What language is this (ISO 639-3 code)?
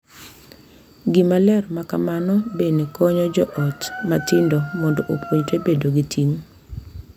luo